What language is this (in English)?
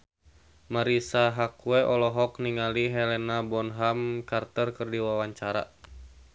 Sundanese